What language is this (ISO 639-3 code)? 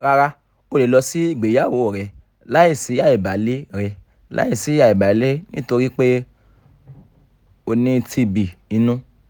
yor